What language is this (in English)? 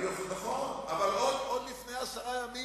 Hebrew